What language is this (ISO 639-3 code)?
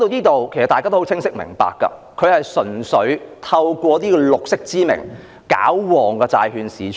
yue